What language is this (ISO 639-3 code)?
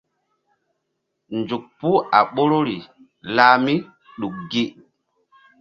mdd